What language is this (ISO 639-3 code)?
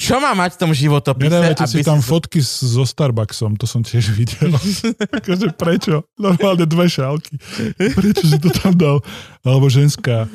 slk